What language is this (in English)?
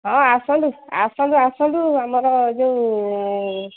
Odia